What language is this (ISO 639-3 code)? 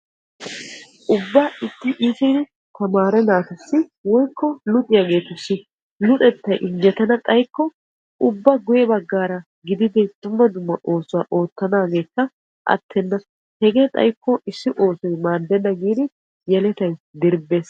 wal